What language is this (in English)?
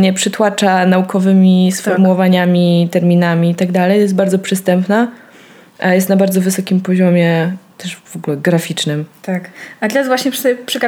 Polish